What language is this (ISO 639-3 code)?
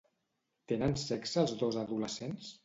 cat